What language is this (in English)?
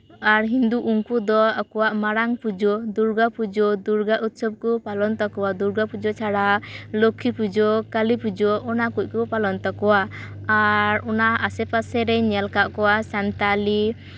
Santali